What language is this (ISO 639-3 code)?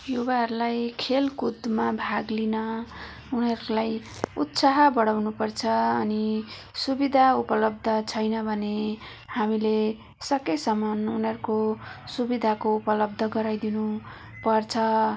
nep